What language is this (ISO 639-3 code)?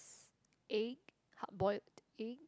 eng